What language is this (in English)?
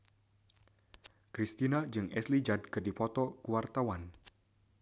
Sundanese